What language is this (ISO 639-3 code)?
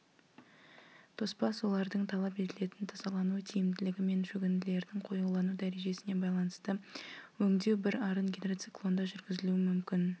kaz